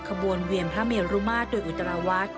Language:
Thai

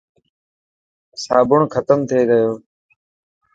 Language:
Dhatki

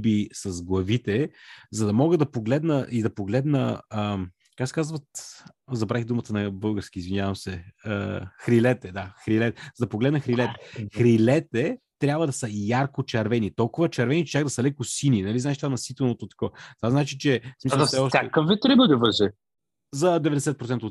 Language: Bulgarian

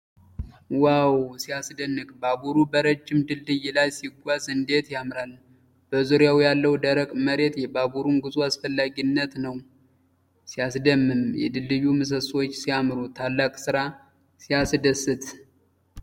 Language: Amharic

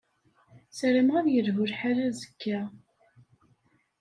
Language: Kabyle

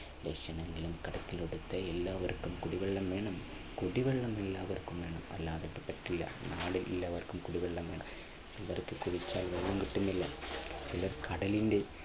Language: Malayalam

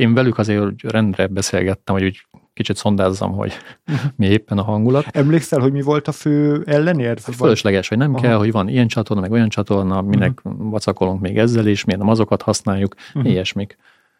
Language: Hungarian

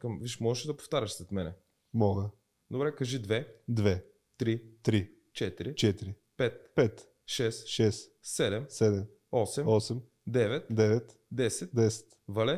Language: Bulgarian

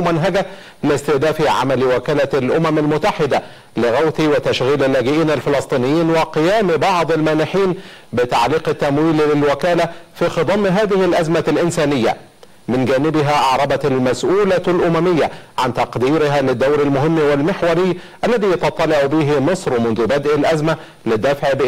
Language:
Arabic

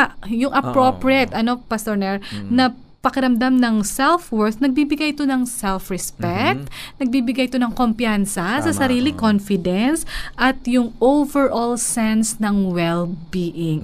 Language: Filipino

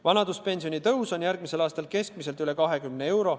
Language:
Estonian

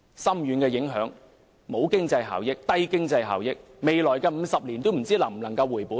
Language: Cantonese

